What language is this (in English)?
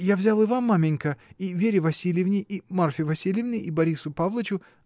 Russian